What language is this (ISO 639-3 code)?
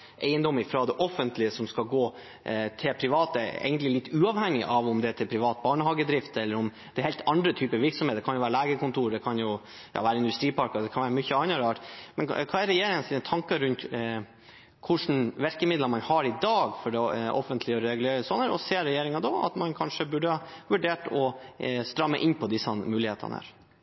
nob